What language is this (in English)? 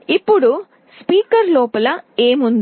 Telugu